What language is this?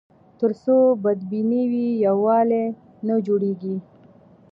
Pashto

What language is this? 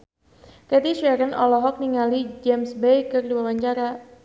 Sundanese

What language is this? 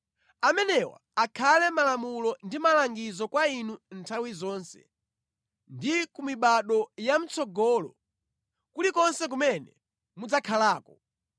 Nyanja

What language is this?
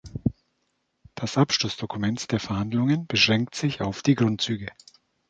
German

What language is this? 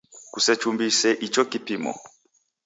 Taita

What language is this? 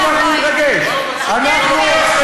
Hebrew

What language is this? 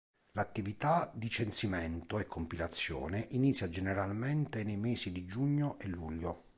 Italian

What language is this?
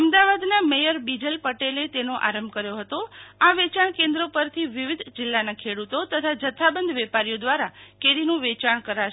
Gujarati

